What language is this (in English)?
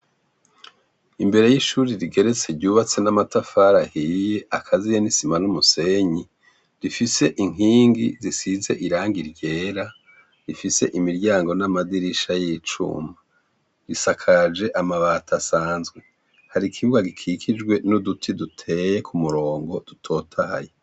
Rundi